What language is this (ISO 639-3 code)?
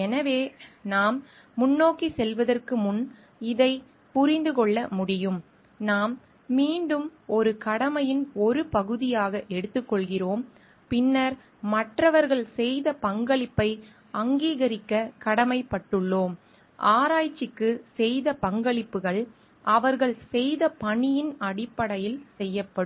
tam